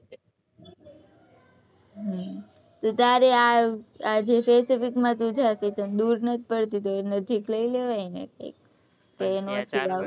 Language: Gujarati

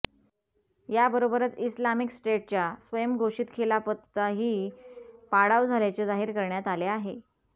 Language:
Marathi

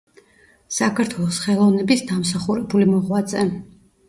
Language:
Georgian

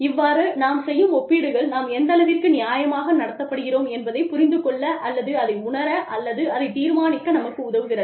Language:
Tamil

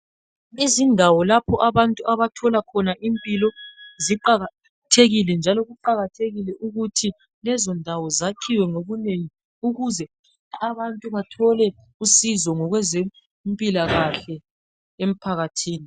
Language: North Ndebele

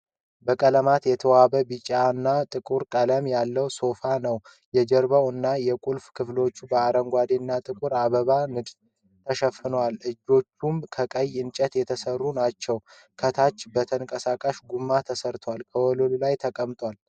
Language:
Amharic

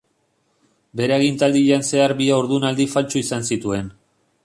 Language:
Basque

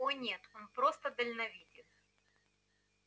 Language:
Russian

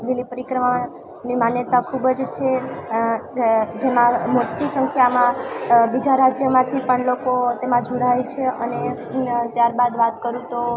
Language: Gujarati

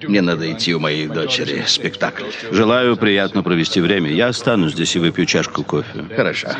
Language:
Russian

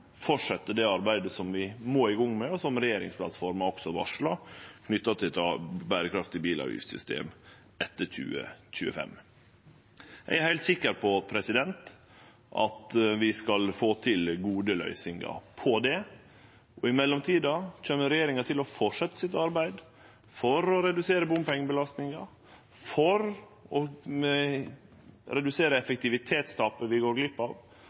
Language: Norwegian Nynorsk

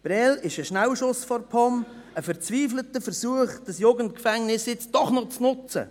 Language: Swiss German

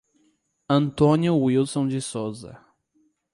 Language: Portuguese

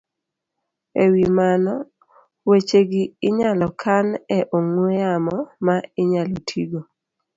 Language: Luo (Kenya and Tanzania)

